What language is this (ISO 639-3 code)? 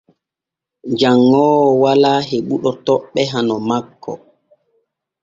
fue